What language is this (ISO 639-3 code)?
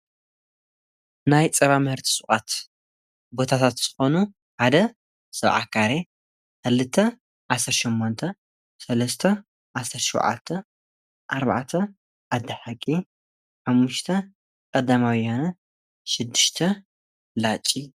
tir